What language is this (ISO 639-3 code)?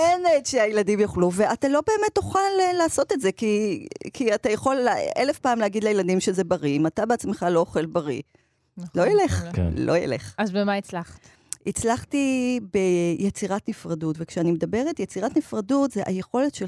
heb